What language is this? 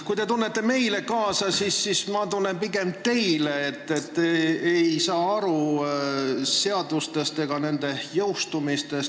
Estonian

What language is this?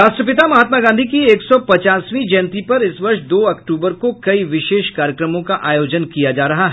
Hindi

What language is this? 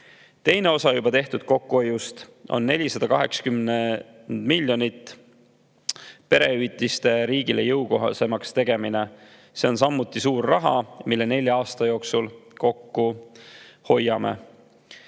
Estonian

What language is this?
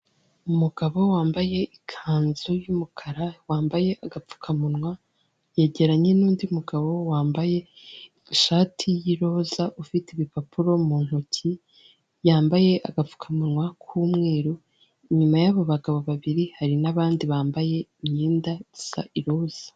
Kinyarwanda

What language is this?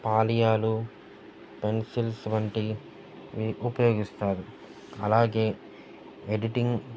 Telugu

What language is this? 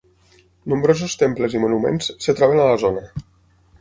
Catalan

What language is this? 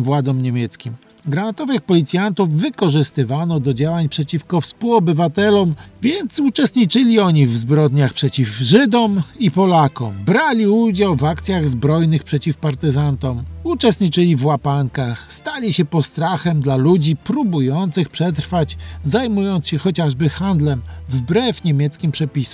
Polish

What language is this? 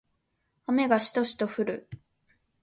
Japanese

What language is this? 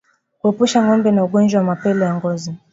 Swahili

